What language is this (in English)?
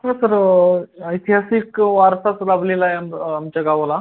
Marathi